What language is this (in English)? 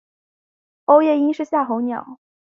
Chinese